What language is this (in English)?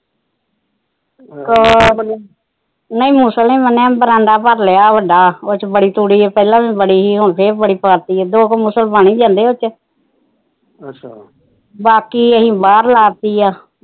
Punjabi